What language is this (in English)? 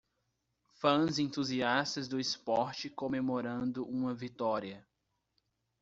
Portuguese